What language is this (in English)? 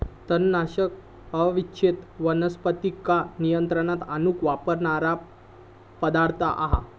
Marathi